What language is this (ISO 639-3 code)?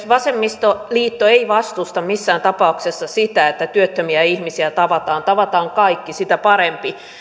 fin